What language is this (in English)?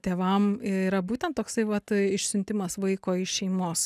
Lithuanian